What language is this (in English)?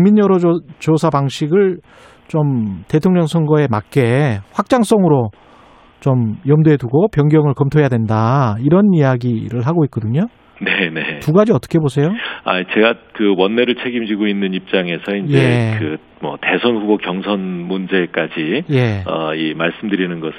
Korean